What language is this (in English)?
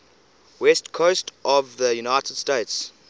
English